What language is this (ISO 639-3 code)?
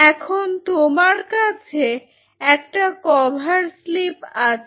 ben